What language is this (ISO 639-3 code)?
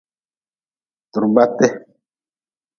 nmz